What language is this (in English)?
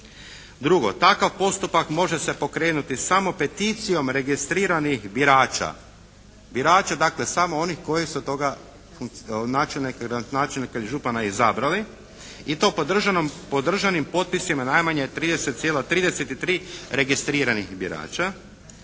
Croatian